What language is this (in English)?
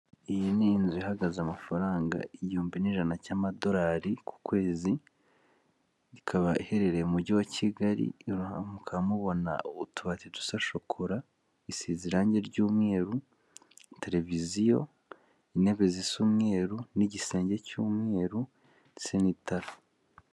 Kinyarwanda